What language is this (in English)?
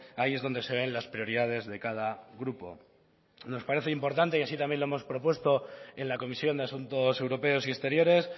Spanish